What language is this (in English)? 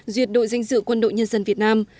Vietnamese